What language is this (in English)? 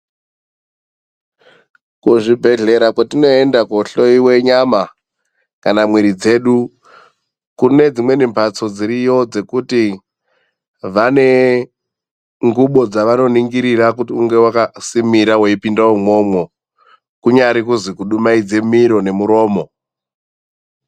Ndau